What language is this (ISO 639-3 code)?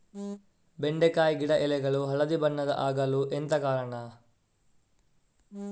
kan